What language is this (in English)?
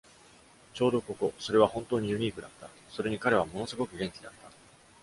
Japanese